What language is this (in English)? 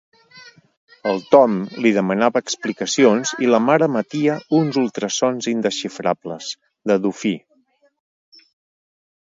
Catalan